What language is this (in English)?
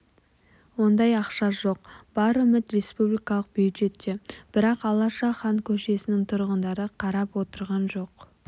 Kazakh